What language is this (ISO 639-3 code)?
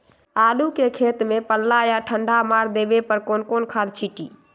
mag